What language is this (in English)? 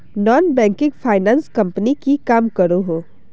Magahi